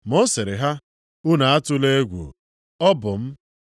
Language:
Igbo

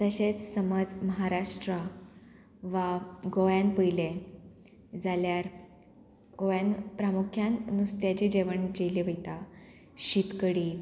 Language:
Konkani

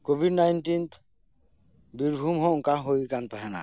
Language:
Santali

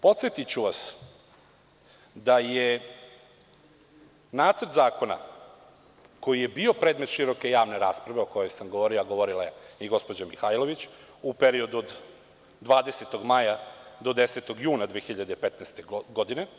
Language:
Serbian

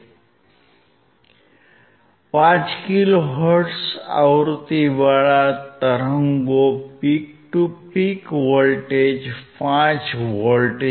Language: Gujarati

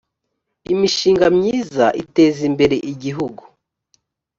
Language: Kinyarwanda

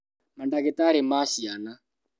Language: Kikuyu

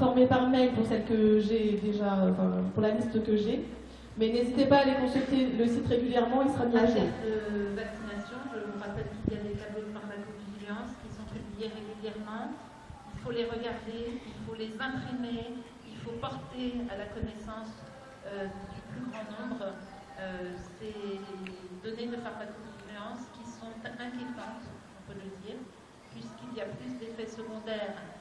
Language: French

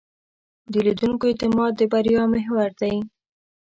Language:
Pashto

